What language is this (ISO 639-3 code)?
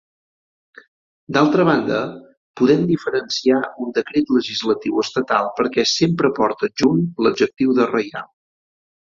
cat